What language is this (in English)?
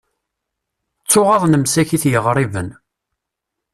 Kabyle